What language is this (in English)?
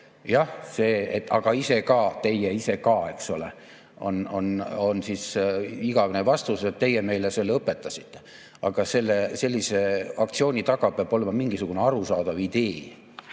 Estonian